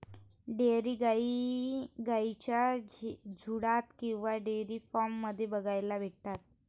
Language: Marathi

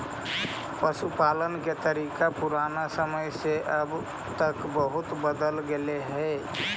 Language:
Magahi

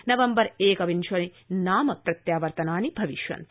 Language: Sanskrit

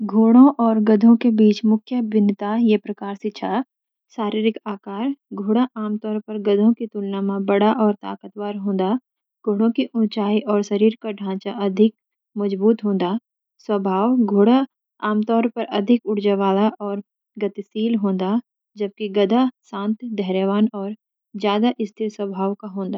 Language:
Garhwali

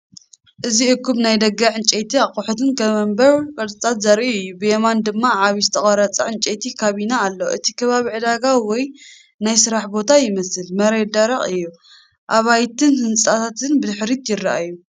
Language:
Tigrinya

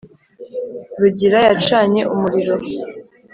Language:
Kinyarwanda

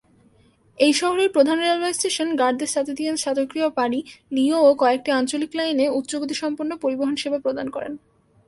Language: Bangla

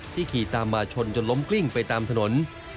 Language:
Thai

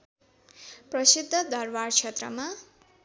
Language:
Nepali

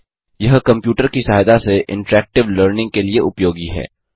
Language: Hindi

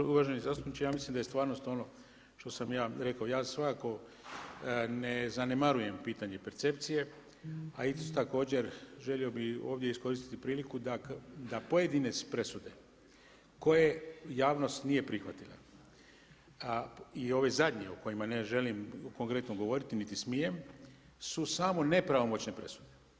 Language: Croatian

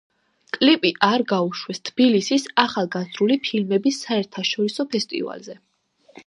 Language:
Georgian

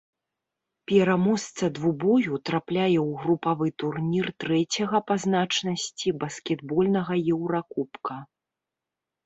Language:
Belarusian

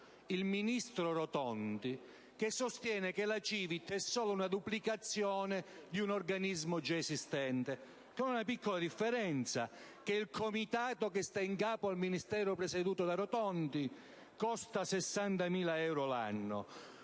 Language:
Italian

